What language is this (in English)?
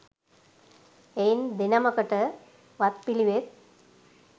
Sinhala